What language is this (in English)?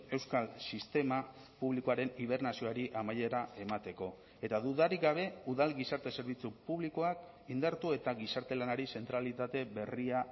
Basque